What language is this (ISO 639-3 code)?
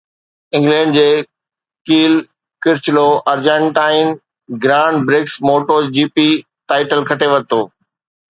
snd